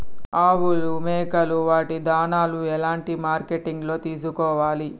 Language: Telugu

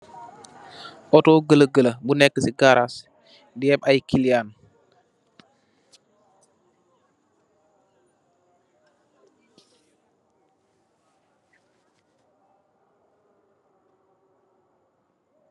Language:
Wolof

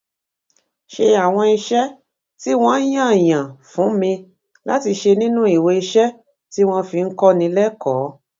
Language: Yoruba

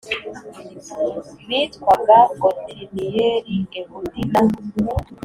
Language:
Kinyarwanda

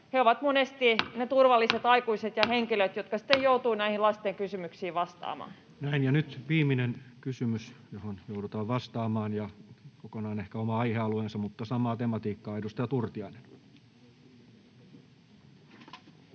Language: Finnish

